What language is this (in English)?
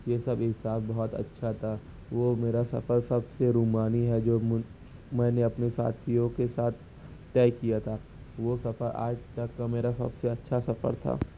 Urdu